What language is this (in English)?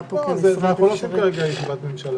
Hebrew